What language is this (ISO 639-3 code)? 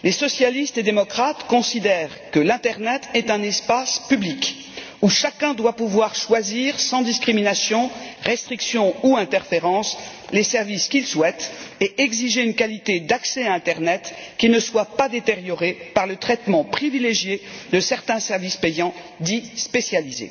fra